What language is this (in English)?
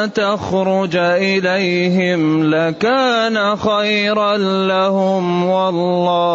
Arabic